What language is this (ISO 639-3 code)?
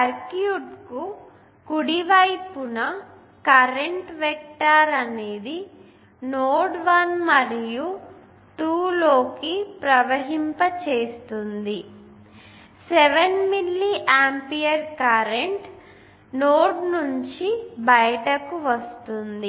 tel